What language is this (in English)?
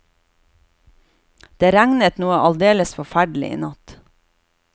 Norwegian